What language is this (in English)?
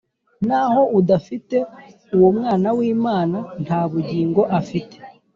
Kinyarwanda